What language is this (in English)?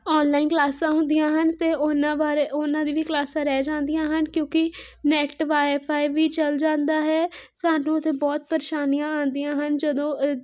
Punjabi